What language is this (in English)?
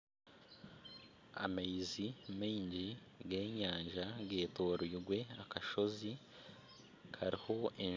Nyankole